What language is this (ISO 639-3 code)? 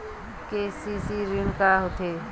hne